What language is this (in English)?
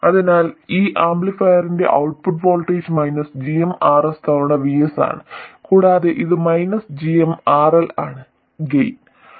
Malayalam